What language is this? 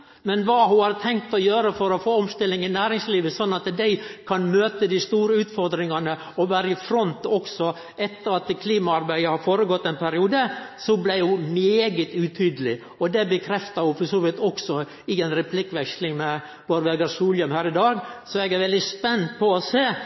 Norwegian Nynorsk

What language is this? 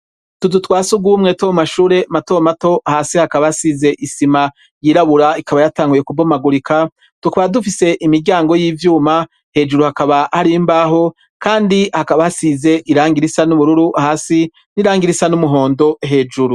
Rundi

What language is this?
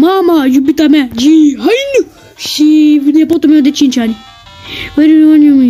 Romanian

